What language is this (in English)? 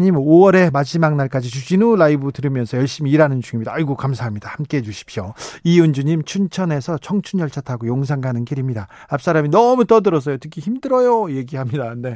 Korean